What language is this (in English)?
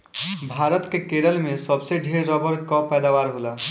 Bhojpuri